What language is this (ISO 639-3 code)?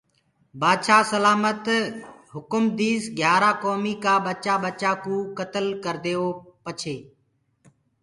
ggg